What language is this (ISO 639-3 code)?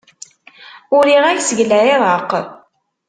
kab